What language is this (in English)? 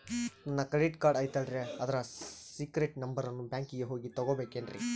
Kannada